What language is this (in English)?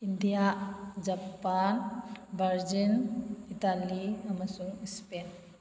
Manipuri